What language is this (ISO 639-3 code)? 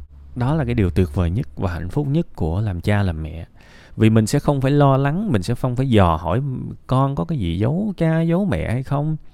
vie